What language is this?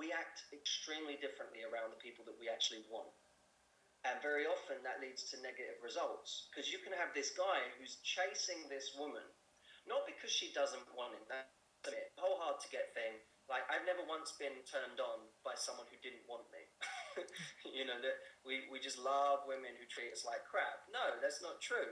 English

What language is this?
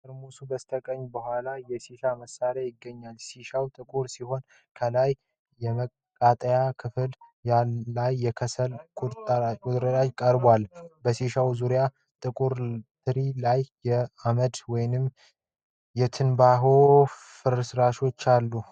Amharic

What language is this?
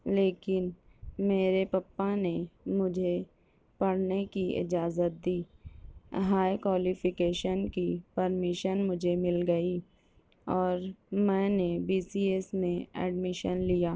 Urdu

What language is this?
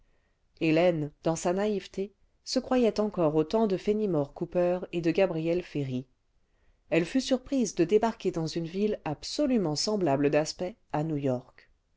French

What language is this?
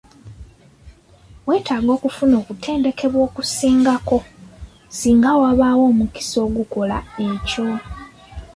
Ganda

